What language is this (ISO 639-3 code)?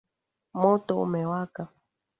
swa